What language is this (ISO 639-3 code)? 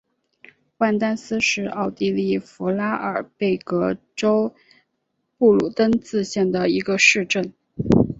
zho